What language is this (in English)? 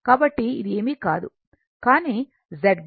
Telugu